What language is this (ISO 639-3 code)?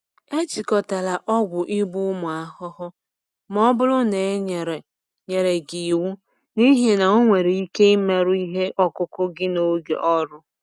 ibo